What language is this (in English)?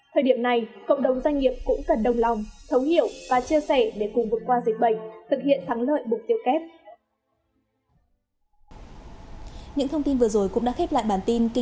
Vietnamese